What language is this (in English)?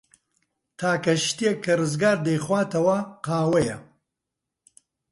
Central Kurdish